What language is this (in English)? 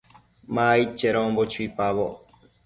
Matsés